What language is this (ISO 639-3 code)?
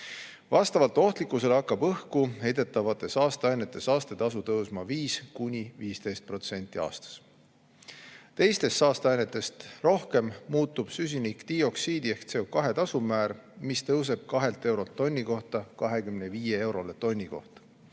est